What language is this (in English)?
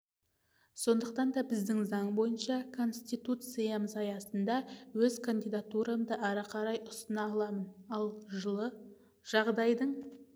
Kazakh